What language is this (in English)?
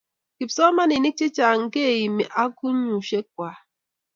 Kalenjin